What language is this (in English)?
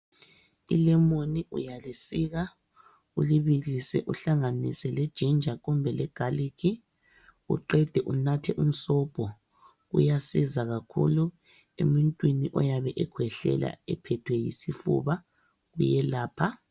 North Ndebele